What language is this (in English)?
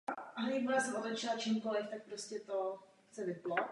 Czech